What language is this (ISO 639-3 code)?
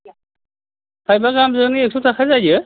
brx